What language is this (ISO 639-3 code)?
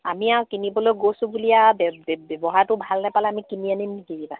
asm